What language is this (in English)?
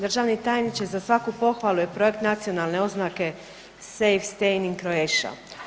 Croatian